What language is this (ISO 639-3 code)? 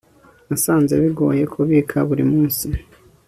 kin